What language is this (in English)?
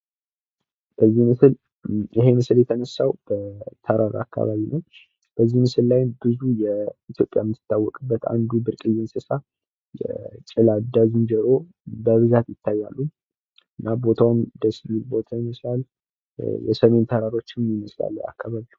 Amharic